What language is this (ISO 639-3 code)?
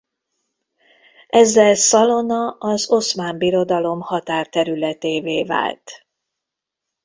hun